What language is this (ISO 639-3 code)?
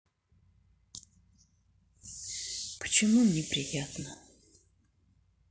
rus